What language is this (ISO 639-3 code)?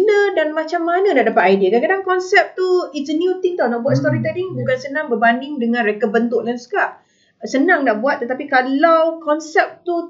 msa